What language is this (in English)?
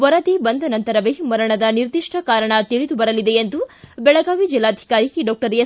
Kannada